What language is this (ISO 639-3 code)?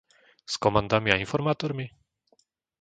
slk